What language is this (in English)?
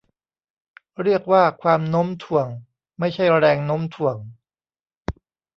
Thai